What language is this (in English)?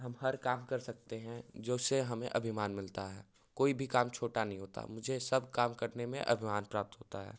Hindi